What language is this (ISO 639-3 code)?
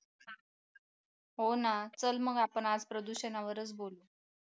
mar